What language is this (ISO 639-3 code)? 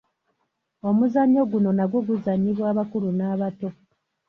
lug